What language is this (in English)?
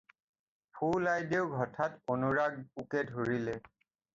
Assamese